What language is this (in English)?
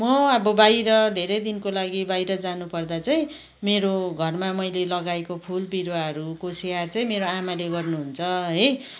Nepali